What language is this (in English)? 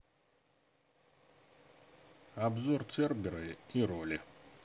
Russian